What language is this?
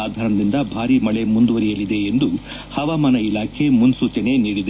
Kannada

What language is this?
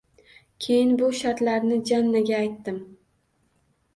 Uzbek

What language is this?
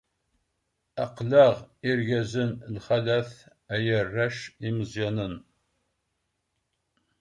Kabyle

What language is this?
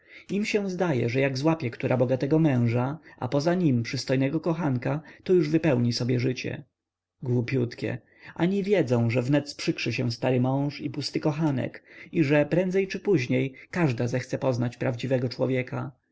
Polish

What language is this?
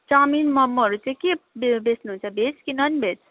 Nepali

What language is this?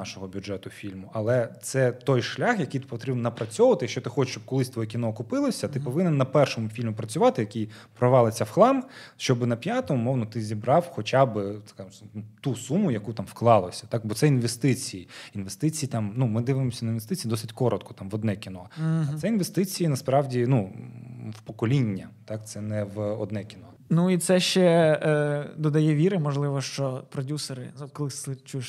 Ukrainian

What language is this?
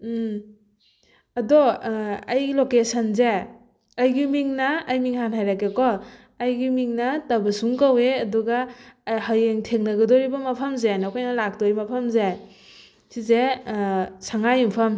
Manipuri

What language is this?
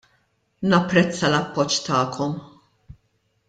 Maltese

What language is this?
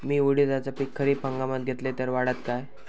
Marathi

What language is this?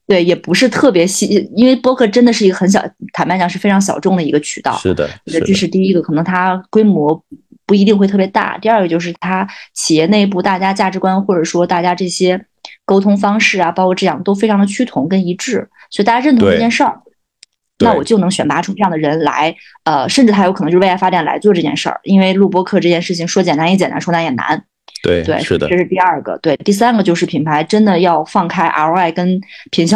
Chinese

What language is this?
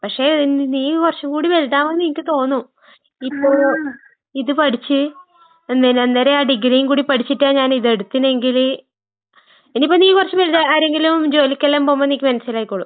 Malayalam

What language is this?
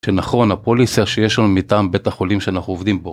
Hebrew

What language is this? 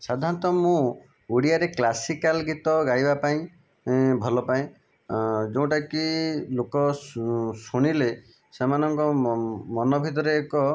Odia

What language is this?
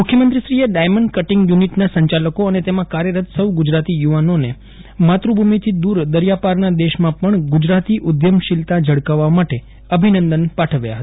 Gujarati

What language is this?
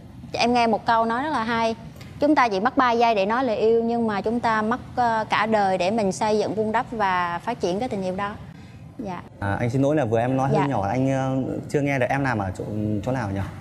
Vietnamese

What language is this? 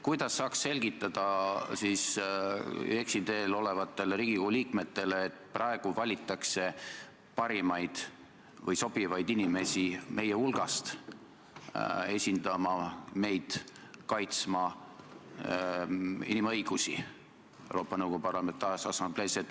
Estonian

